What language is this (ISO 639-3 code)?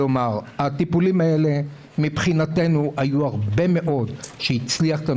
heb